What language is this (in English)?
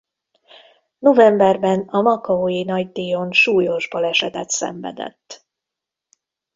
Hungarian